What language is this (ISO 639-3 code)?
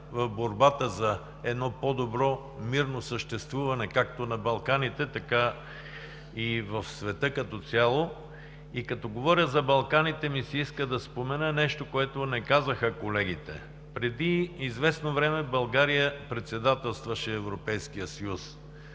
bul